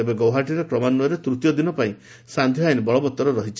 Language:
Odia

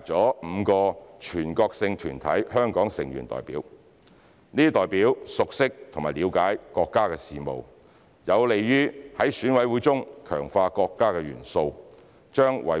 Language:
Cantonese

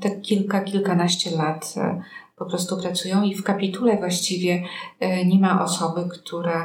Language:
Polish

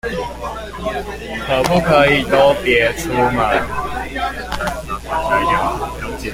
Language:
Chinese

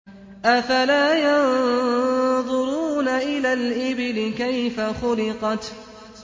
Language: Arabic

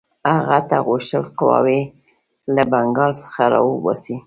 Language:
Pashto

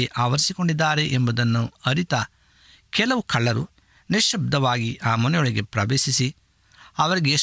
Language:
Kannada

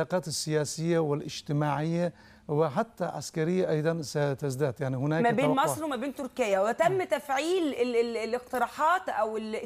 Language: Arabic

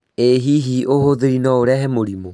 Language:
Kikuyu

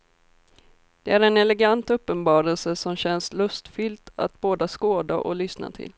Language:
Swedish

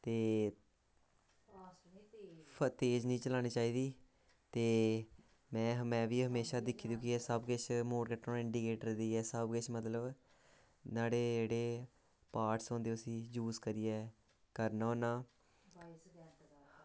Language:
Dogri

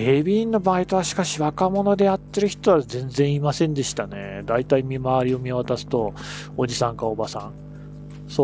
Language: Japanese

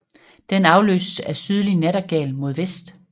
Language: Danish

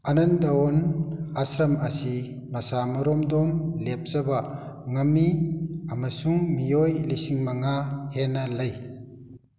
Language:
Manipuri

